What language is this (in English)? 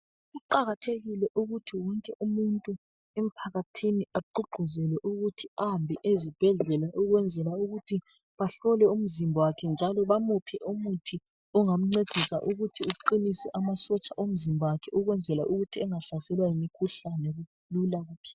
North Ndebele